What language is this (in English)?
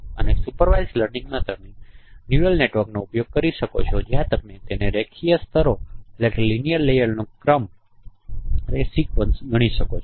Gujarati